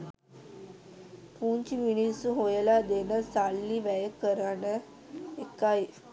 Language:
Sinhala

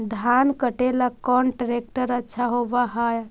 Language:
Magahi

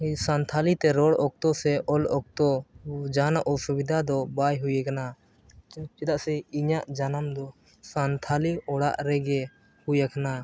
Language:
Santali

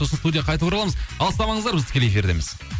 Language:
Kazakh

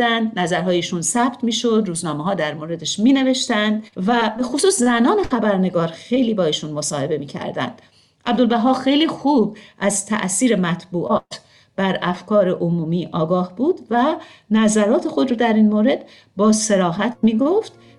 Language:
Persian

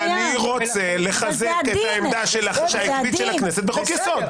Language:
Hebrew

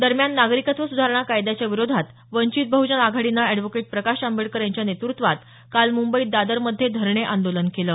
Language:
Marathi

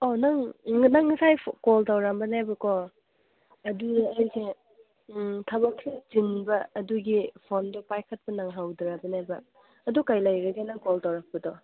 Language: Manipuri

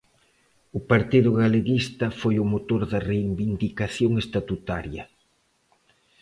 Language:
Galician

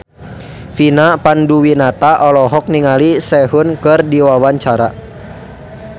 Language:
Sundanese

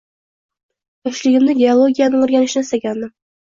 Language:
Uzbek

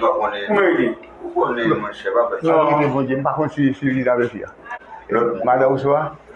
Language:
French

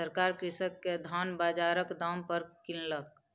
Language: Maithili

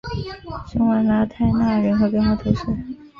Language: Chinese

